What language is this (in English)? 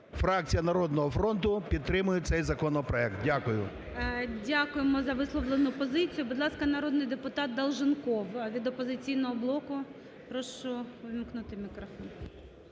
Ukrainian